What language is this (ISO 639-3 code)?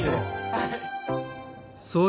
jpn